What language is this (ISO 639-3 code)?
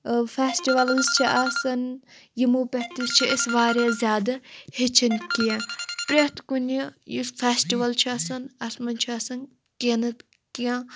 kas